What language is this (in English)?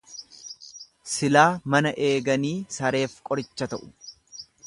Oromo